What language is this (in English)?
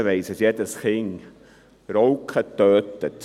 Swiss German